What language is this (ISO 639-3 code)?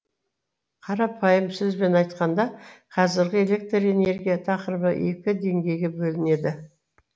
kaz